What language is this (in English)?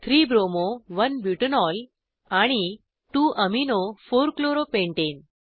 Marathi